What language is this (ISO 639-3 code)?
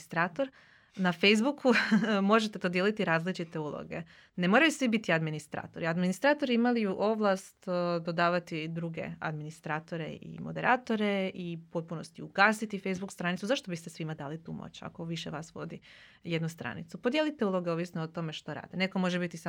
hrv